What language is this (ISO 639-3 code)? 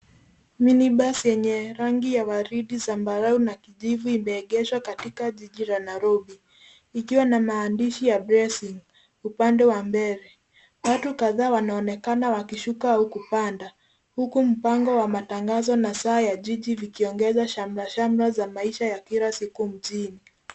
swa